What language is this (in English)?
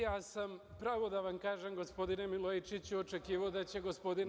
Serbian